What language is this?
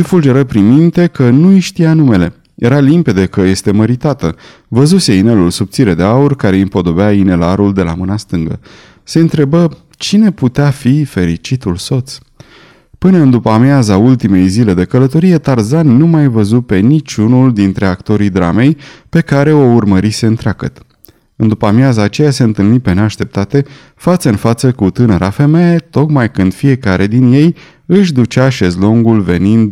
Romanian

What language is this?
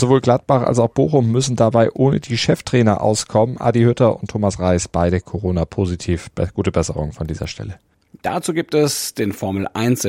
German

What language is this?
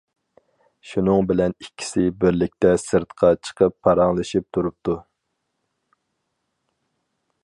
Uyghur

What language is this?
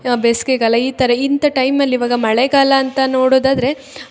Kannada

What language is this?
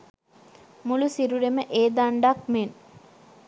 Sinhala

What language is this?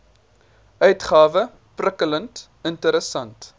Afrikaans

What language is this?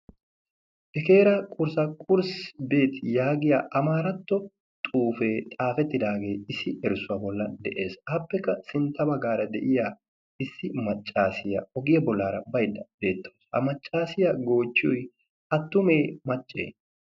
Wolaytta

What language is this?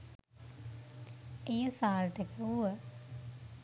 Sinhala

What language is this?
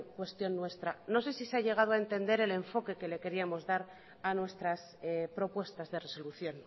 Spanish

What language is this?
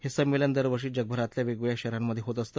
Marathi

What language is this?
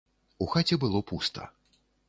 Belarusian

